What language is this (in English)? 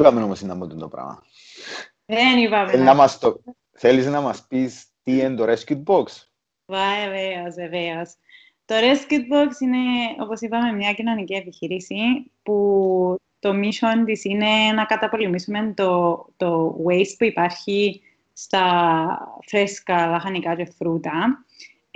Greek